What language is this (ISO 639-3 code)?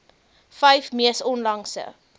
afr